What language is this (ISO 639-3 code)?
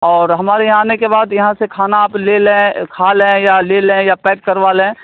urd